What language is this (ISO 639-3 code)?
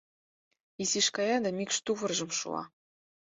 chm